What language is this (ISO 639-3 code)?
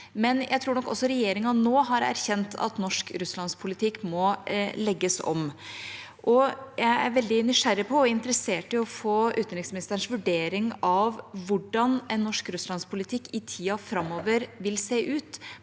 nor